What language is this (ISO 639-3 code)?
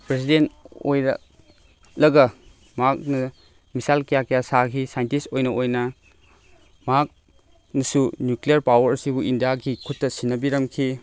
mni